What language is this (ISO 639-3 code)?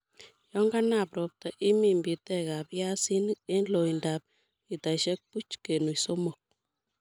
kln